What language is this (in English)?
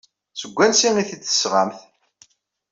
Kabyle